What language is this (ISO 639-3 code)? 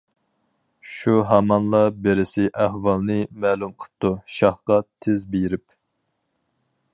uig